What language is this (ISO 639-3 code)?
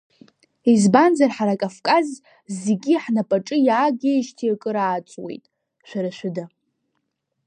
abk